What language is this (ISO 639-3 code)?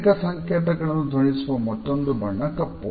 kan